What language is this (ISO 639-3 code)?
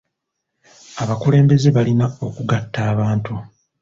lug